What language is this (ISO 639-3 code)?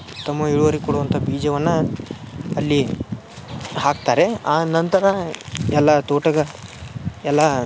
kan